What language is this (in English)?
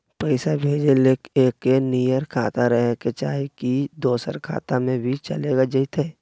Magahi